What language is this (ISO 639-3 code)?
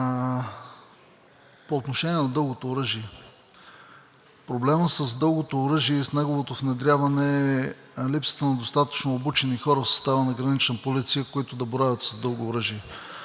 bul